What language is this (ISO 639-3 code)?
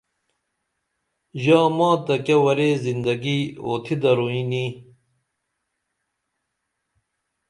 dml